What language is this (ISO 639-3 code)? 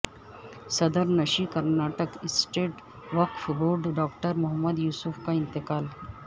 urd